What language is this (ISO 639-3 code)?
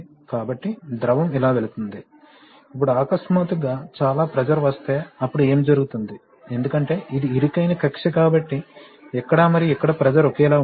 tel